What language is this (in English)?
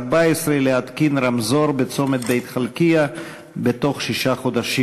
Hebrew